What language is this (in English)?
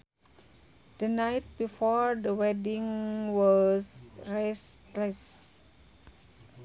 Sundanese